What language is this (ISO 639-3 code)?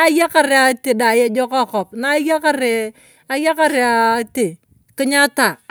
tuv